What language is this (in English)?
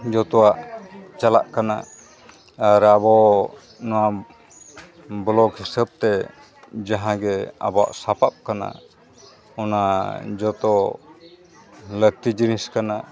Santali